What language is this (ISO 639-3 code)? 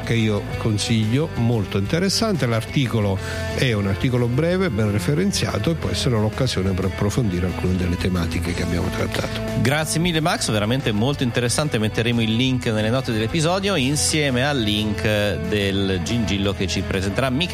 ita